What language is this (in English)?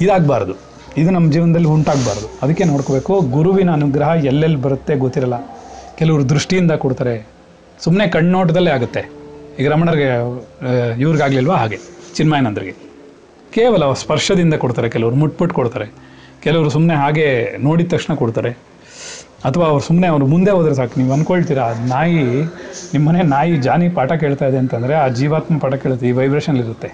Kannada